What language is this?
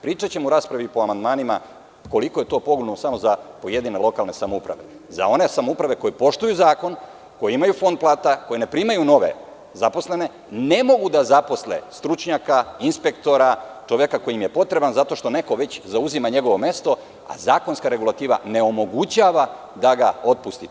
Serbian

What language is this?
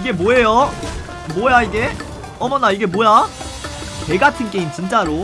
Korean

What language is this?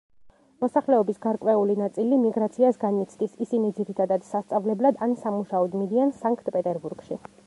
Georgian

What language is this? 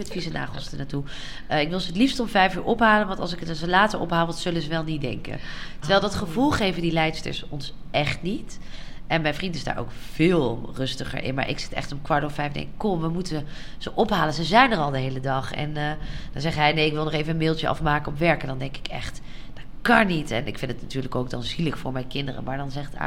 Dutch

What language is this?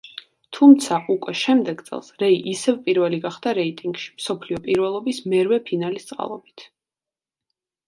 Georgian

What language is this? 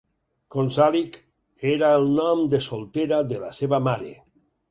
Catalan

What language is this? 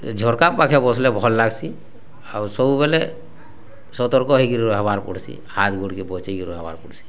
Odia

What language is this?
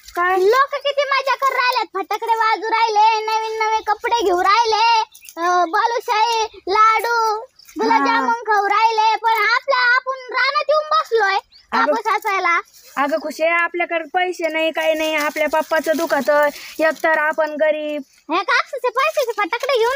Arabic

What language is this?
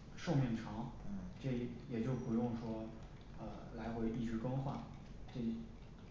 Chinese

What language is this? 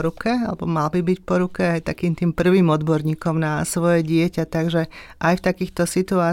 Slovak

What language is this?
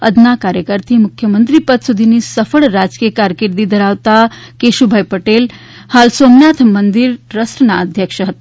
Gujarati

